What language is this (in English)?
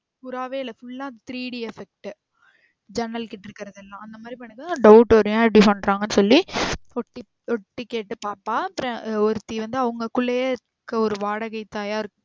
Tamil